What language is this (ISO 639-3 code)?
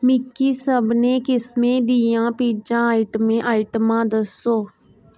doi